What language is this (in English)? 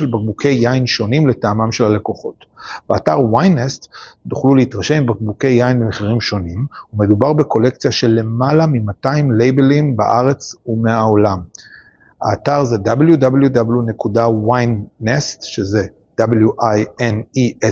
Hebrew